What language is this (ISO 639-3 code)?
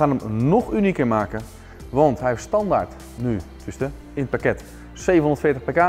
nld